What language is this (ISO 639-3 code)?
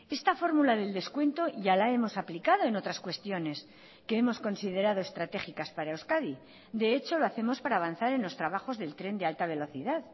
spa